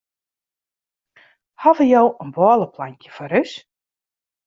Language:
Western Frisian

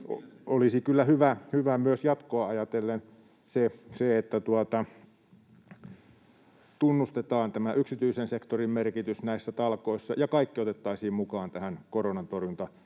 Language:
Finnish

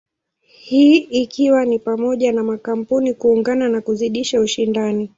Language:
Swahili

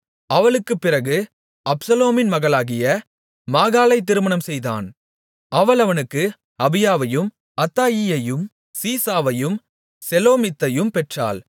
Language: Tamil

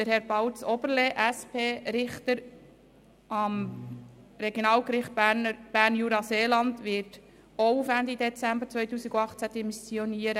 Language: Swiss German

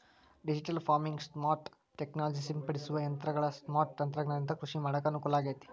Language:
Kannada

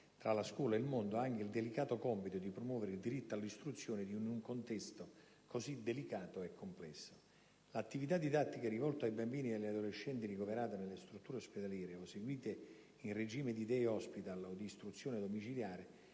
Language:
Italian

